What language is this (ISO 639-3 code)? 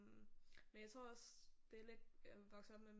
dan